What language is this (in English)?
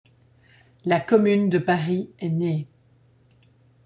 French